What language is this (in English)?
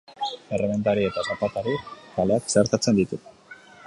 Basque